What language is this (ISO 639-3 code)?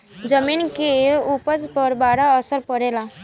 bho